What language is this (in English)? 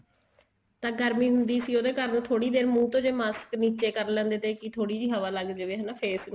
Punjabi